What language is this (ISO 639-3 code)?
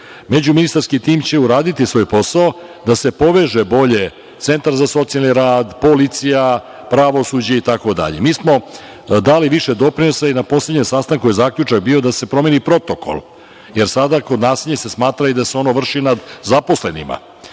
srp